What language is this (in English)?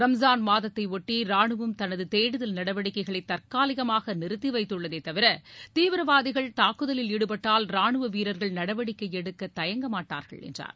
Tamil